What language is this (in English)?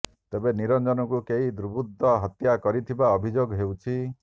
Odia